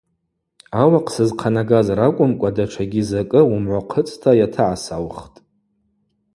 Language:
Abaza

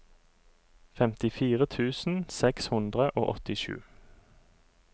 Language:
Norwegian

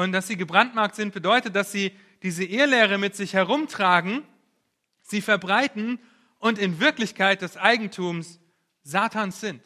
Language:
German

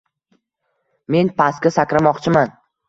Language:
Uzbek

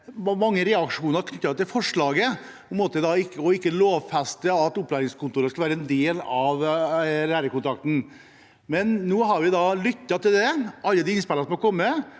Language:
Norwegian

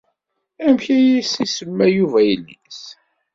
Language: Kabyle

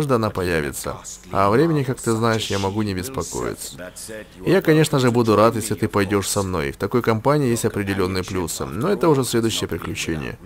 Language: Russian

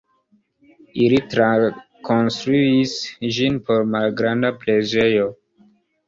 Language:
Esperanto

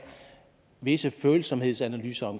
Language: Danish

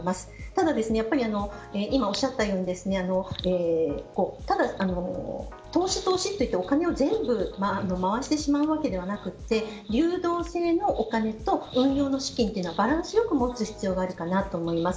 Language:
Japanese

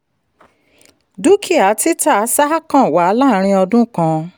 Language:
Yoruba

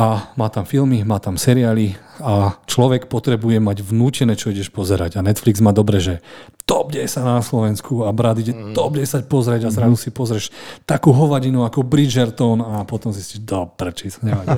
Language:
Slovak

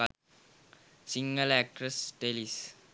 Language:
Sinhala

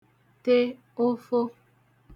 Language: Igbo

